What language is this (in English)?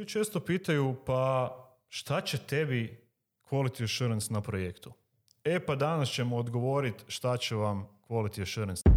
Croatian